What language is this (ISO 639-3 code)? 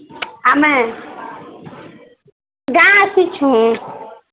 ori